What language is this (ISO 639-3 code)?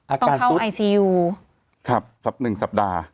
tha